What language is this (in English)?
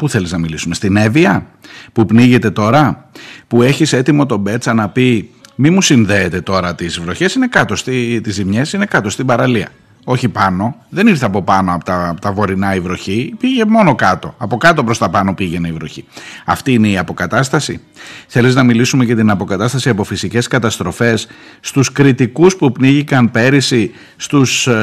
Greek